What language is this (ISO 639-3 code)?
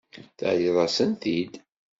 kab